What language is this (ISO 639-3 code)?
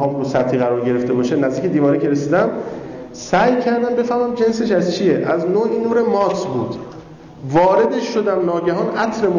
fas